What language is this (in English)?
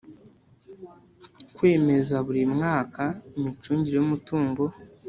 Kinyarwanda